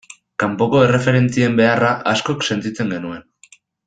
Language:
Basque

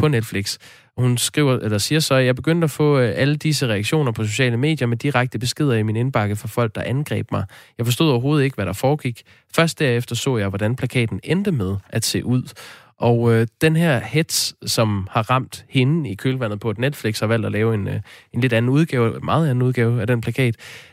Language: Danish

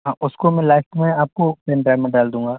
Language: Hindi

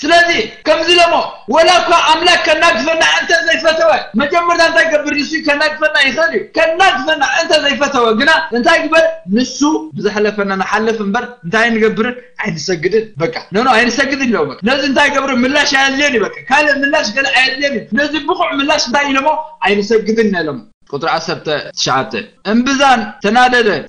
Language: Arabic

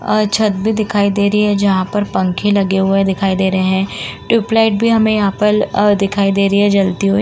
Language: Hindi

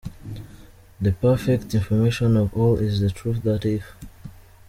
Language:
Kinyarwanda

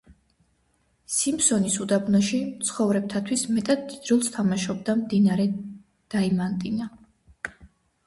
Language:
Georgian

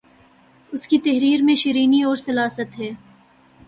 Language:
Urdu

